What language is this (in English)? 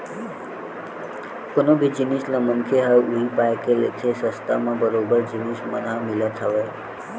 Chhattisgarhi